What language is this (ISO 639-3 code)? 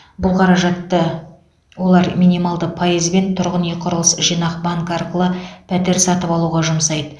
kaz